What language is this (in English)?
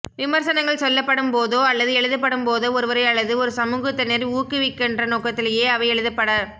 Tamil